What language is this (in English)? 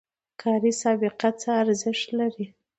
Pashto